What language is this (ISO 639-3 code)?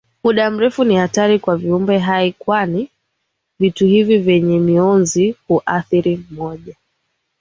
swa